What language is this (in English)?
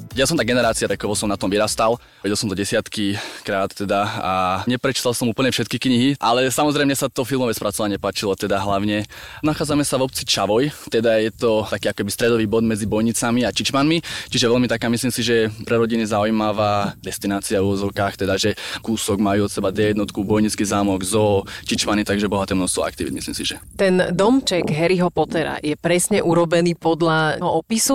Slovak